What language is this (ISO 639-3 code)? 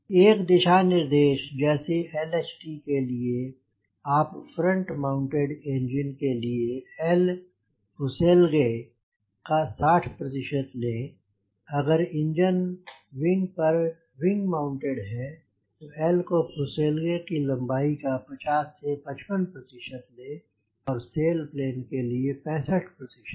hin